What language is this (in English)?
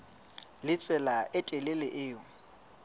Southern Sotho